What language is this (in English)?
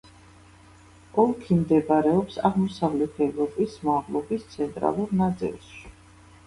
Georgian